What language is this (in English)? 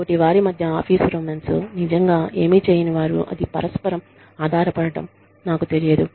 Telugu